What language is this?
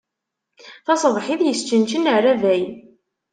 Kabyle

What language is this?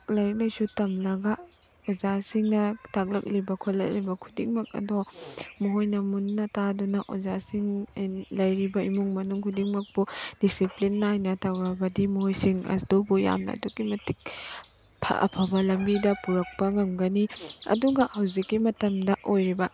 Manipuri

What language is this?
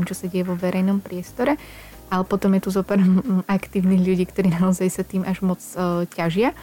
Slovak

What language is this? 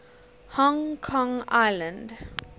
English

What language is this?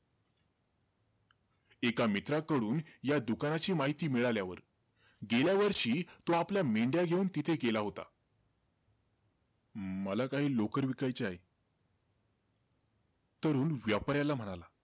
Marathi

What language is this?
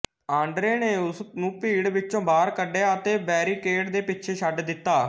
Punjabi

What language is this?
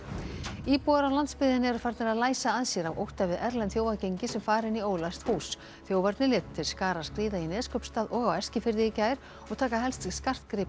Icelandic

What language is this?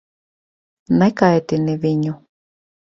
Latvian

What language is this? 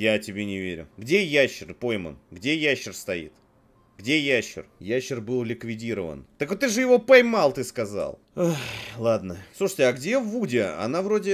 Russian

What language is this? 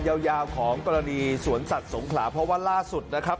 Thai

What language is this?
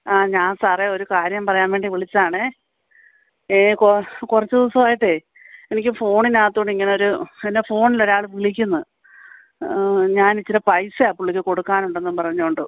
Malayalam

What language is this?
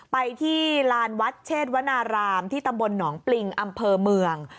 Thai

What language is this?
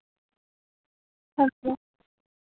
Dogri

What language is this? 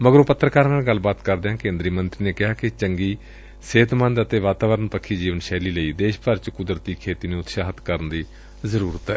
Punjabi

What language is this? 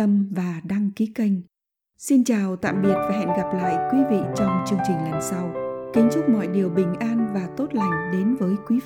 Vietnamese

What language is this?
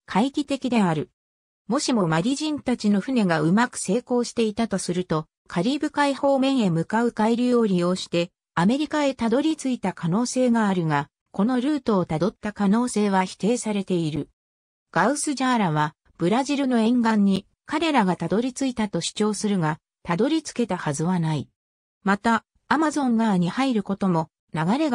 Japanese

